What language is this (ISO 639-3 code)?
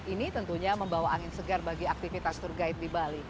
ind